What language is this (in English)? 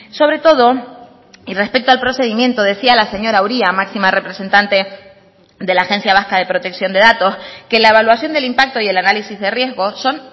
Spanish